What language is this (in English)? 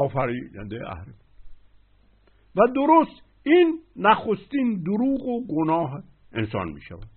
Persian